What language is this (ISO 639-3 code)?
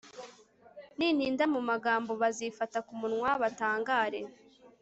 kin